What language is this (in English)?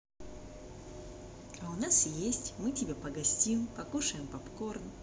Russian